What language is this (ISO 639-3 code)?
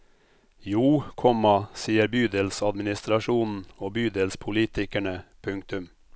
nor